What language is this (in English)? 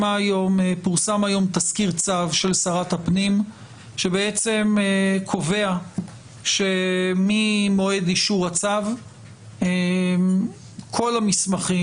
Hebrew